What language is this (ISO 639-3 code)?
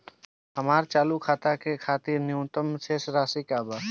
bho